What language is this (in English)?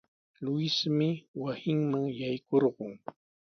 Sihuas Ancash Quechua